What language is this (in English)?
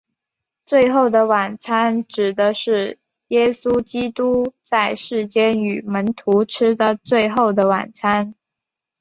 Chinese